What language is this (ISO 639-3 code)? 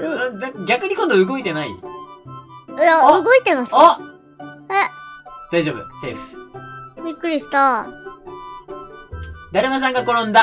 jpn